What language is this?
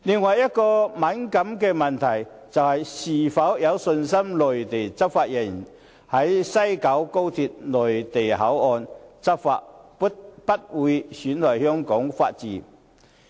Cantonese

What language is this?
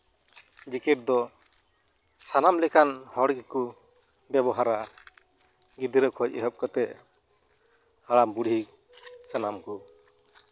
Santali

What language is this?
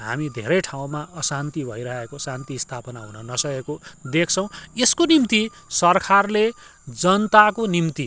Nepali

